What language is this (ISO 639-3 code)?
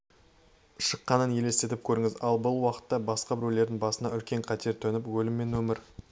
kaz